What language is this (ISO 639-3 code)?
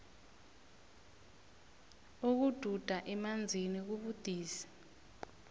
nbl